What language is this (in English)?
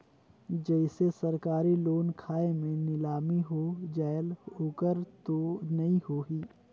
Chhattisgarhi